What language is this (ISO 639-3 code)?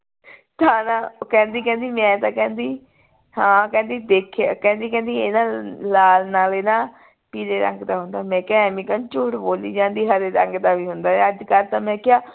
pan